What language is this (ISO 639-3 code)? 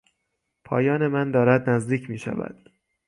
fas